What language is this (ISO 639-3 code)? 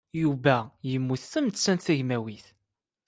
kab